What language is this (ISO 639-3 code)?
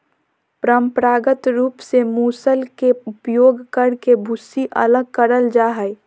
mag